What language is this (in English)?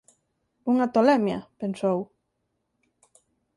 Galician